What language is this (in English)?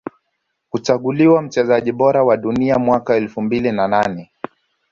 Swahili